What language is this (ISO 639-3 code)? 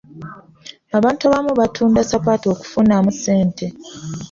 lug